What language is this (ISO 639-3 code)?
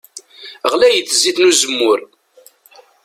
kab